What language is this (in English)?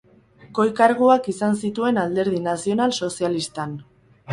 Basque